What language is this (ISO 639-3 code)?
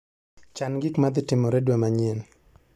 luo